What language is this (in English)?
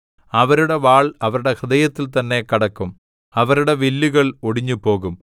Malayalam